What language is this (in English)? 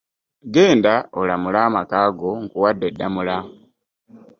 Ganda